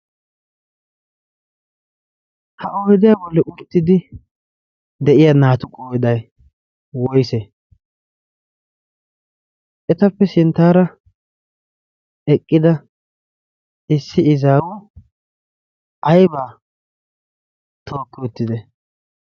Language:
Wolaytta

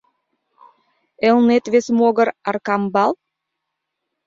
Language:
Mari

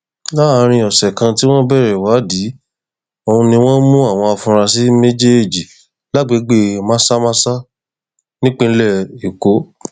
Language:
Yoruba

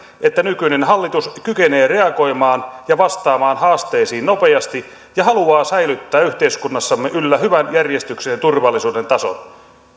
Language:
Finnish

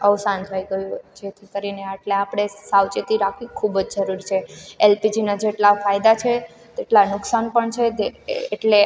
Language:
Gujarati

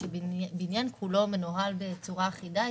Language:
Hebrew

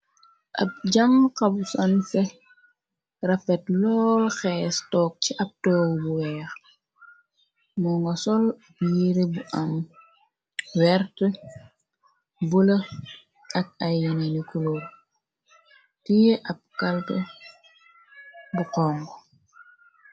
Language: Wolof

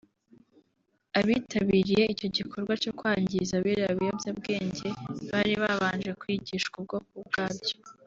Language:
Kinyarwanda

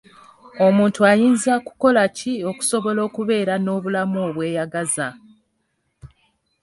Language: Ganda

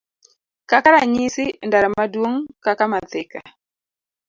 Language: Luo (Kenya and Tanzania)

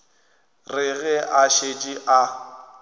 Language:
Northern Sotho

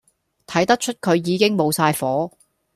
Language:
Cantonese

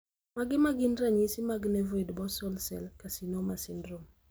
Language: Luo (Kenya and Tanzania)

